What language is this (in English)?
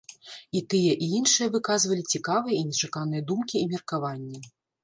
Belarusian